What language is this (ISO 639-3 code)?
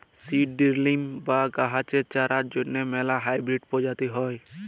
ben